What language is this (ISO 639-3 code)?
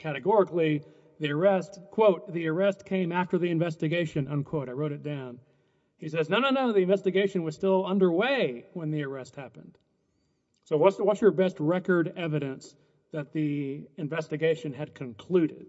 eng